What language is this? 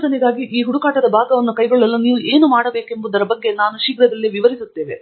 Kannada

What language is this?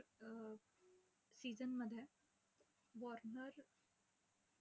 Marathi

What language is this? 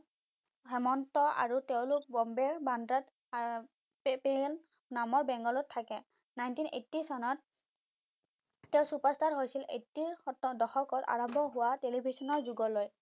Assamese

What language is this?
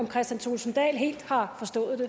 Danish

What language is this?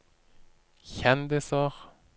Norwegian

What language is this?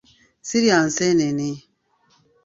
Ganda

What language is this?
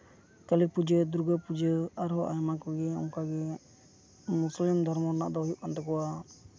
Santali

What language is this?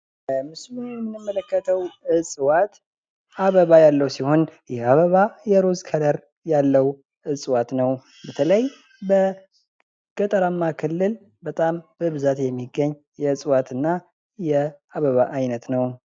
Amharic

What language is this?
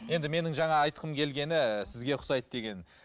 Kazakh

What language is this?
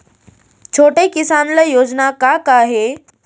Chhattisgarhi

